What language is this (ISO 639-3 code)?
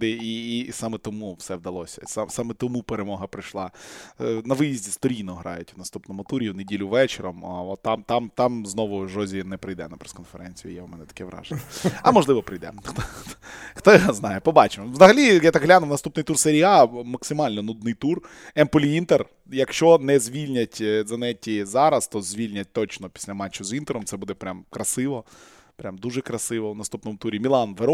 ukr